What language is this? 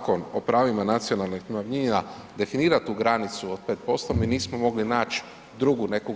Croatian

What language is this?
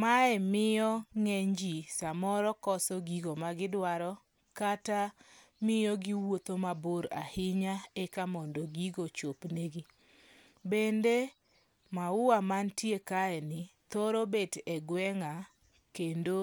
Luo (Kenya and Tanzania)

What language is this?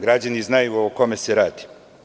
Serbian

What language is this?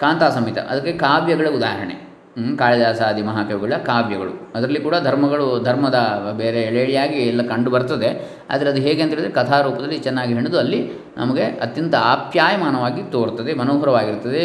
Kannada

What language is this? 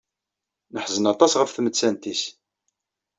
Kabyle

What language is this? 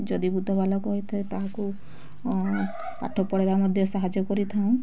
Odia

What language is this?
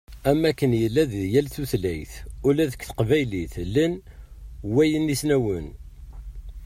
Kabyle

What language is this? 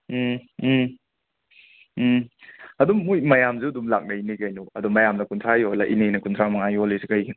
Manipuri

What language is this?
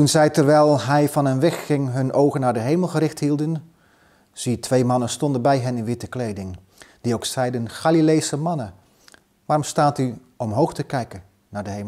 Dutch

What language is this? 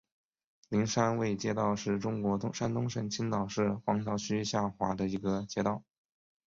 Chinese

